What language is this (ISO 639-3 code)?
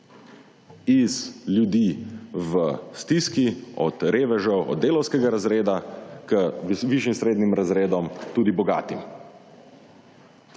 slv